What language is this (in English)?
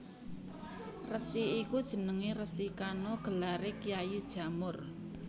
Javanese